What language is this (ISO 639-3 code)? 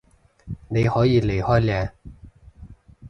yue